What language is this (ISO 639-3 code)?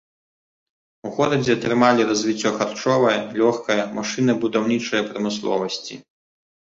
bel